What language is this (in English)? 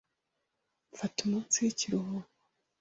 Kinyarwanda